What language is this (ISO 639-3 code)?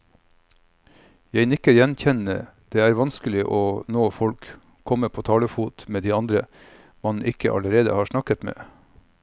nor